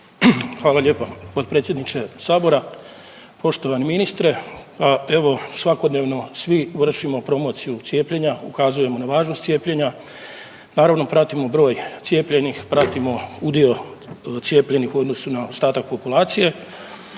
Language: Croatian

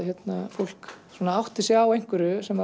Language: Icelandic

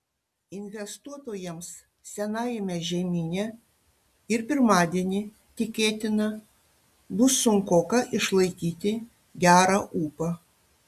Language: Lithuanian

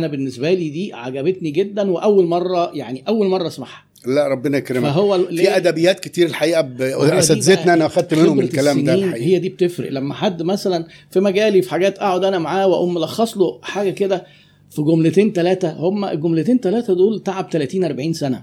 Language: Arabic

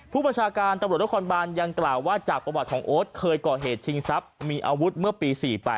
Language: Thai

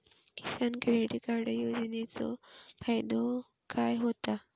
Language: Marathi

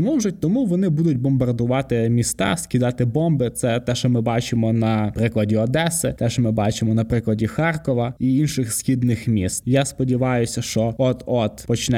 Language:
Ukrainian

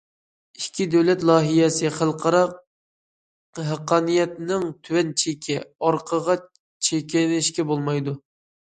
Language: Uyghur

